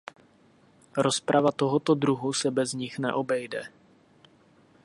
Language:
Czech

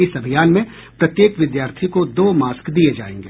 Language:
Hindi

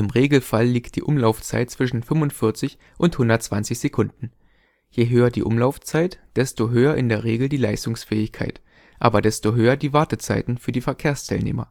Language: German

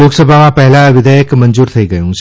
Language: Gujarati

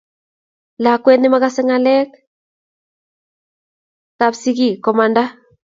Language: Kalenjin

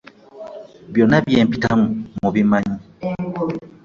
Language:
Ganda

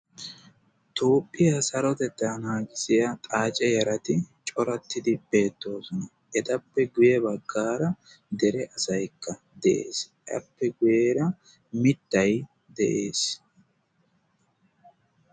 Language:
Wolaytta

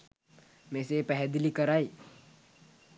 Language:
Sinhala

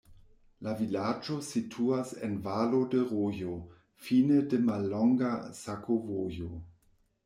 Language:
Esperanto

